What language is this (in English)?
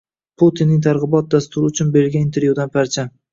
Uzbek